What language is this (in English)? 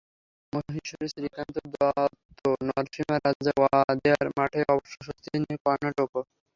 Bangla